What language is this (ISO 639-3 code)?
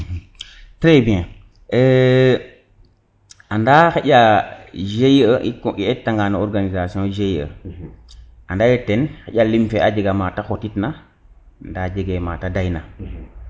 srr